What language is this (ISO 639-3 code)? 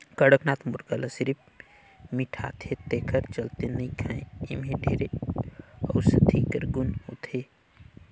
hne